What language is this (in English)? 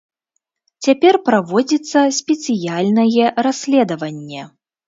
Belarusian